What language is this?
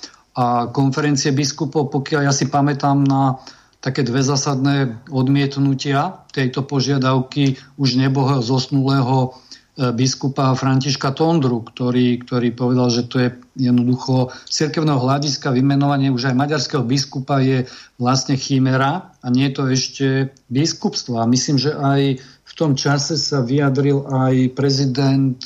Slovak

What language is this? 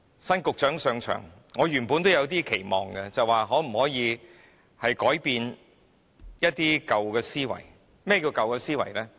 Cantonese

